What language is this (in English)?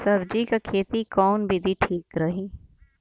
Bhojpuri